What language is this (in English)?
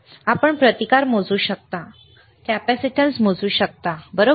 Marathi